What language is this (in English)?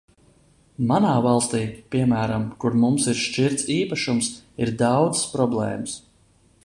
Latvian